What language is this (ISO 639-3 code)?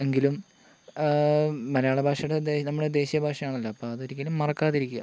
mal